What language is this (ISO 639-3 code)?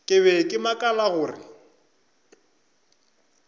nso